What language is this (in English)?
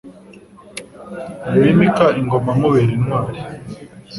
Kinyarwanda